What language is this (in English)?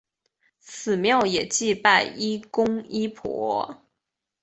Chinese